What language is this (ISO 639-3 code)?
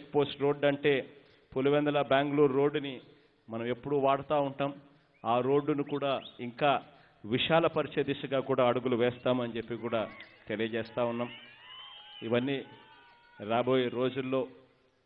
tel